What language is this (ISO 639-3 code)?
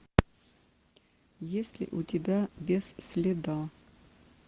rus